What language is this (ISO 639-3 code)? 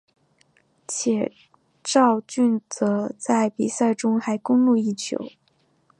zho